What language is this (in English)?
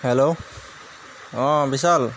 Assamese